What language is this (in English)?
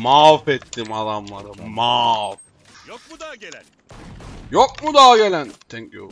Turkish